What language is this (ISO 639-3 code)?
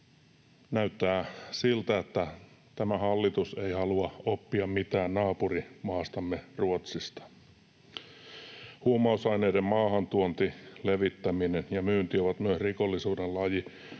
fin